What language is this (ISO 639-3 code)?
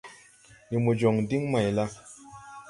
tui